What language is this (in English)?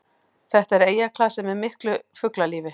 Icelandic